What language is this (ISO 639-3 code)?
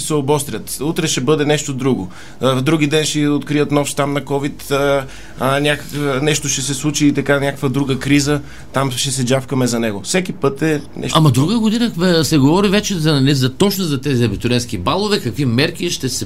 bul